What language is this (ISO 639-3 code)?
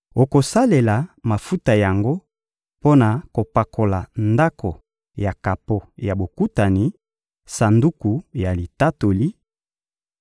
lin